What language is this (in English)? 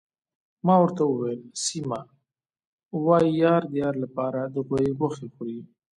Pashto